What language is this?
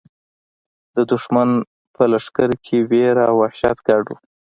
Pashto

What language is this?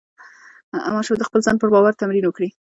Pashto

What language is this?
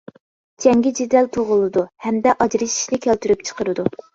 Uyghur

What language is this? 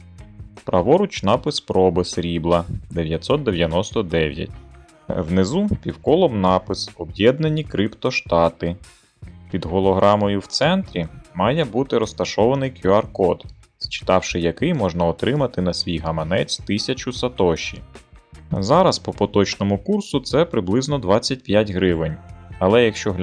Ukrainian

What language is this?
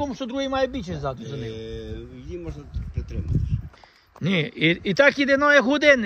Ukrainian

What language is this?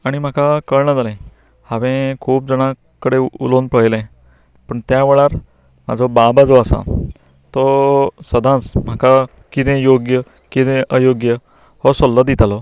Konkani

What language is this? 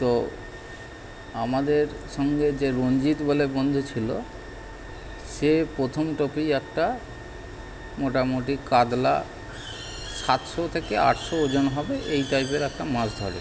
Bangla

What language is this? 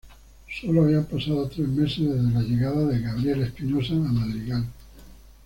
Spanish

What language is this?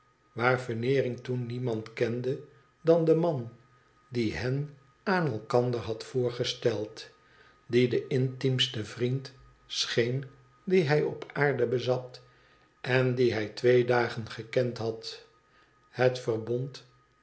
Dutch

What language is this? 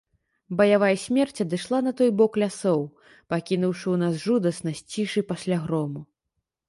Belarusian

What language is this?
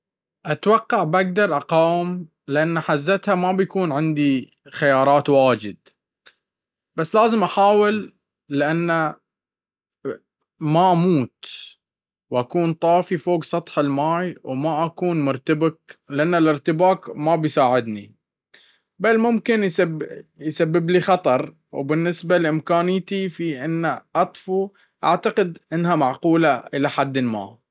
Baharna Arabic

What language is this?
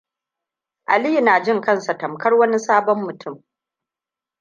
Hausa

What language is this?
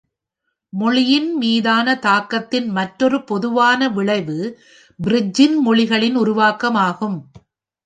Tamil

